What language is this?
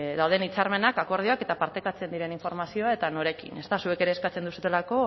Basque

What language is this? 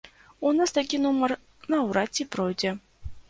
Belarusian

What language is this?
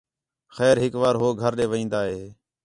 Khetrani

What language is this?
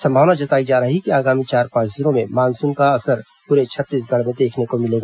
Hindi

